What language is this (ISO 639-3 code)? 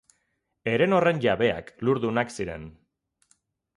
eus